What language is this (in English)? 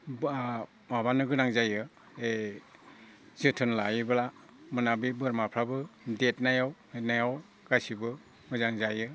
Bodo